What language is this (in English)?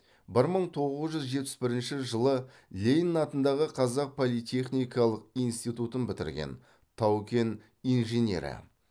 Kazakh